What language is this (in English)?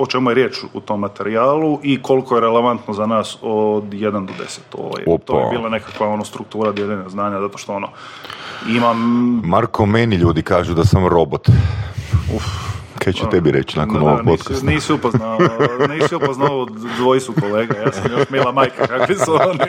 Croatian